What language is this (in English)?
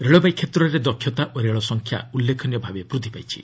Odia